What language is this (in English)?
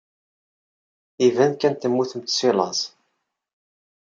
Kabyle